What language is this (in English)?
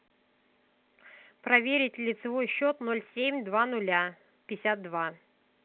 Russian